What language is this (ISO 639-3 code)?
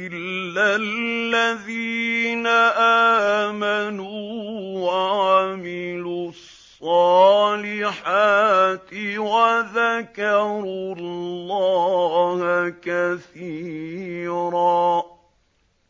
ara